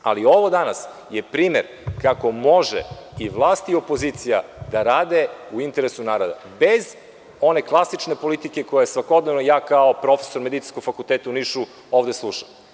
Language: Serbian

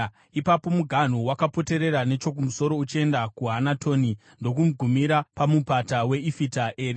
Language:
Shona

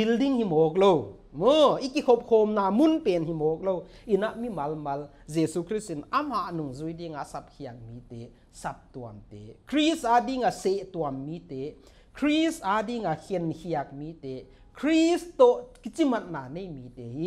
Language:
Thai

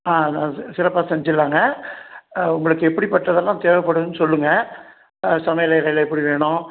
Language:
Tamil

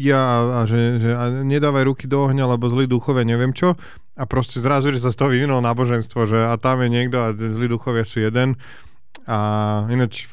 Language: Slovak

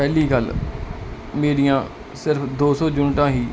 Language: Punjabi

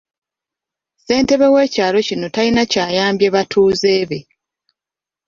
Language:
Ganda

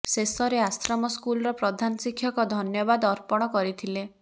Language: Odia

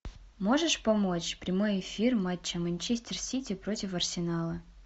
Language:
Russian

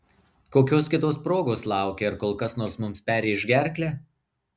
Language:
Lithuanian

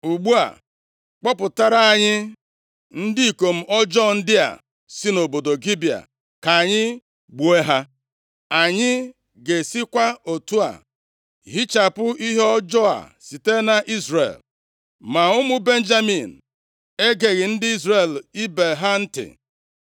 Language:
Igbo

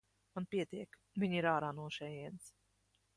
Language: Latvian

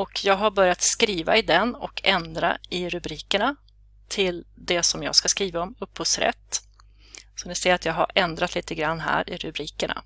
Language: Swedish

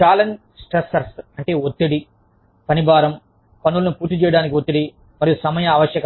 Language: Telugu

